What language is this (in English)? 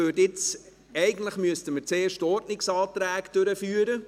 Swiss German